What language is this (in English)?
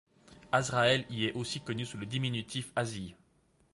French